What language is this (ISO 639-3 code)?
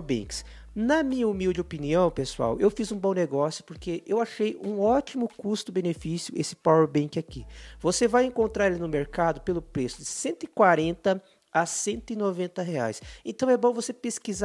por